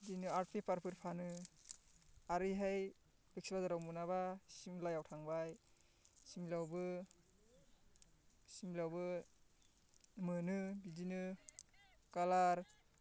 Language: Bodo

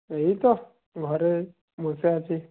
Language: Bangla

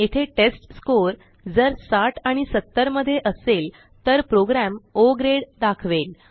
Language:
Marathi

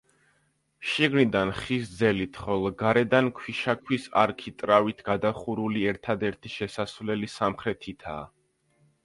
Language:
Georgian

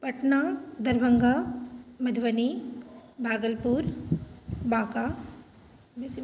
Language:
Maithili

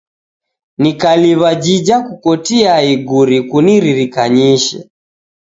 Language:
Taita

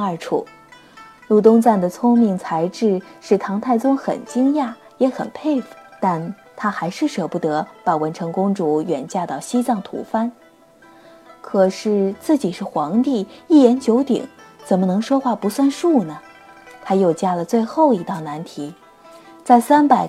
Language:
Chinese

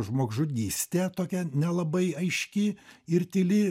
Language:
Lithuanian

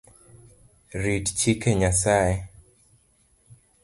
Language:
Luo (Kenya and Tanzania)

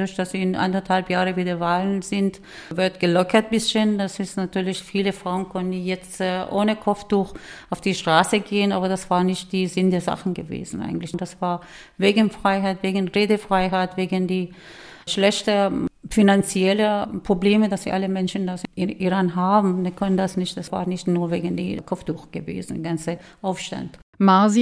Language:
German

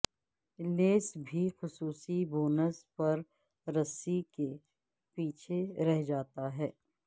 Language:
Urdu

